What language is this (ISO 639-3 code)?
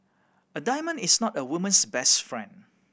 eng